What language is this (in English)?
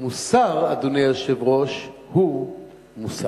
Hebrew